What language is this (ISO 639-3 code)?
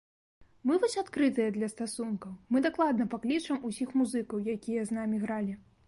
bel